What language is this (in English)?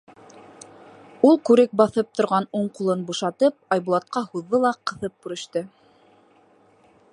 Bashkir